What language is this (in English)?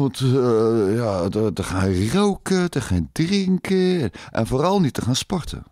Dutch